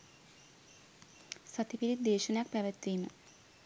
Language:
Sinhala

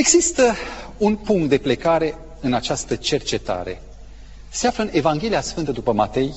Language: Romanian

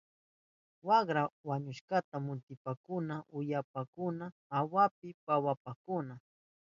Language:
Southern Pastaza Quechua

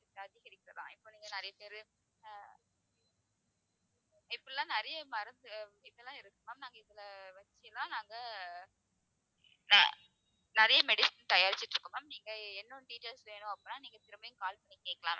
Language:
Tamil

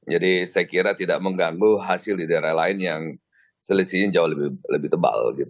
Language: Indonesian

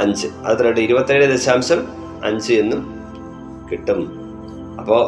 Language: Malayalam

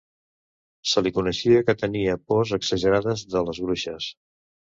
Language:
Catalan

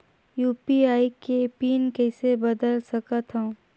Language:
Chhattisgarhi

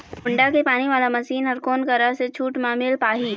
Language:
Chhattisgarhi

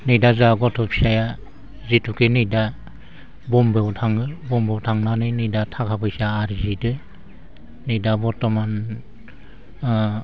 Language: Bodo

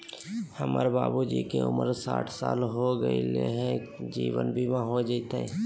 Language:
Magahi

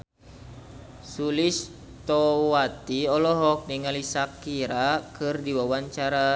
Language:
Sundanese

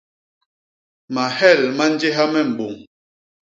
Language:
Basaa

